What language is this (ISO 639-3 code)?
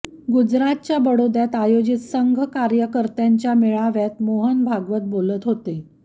mar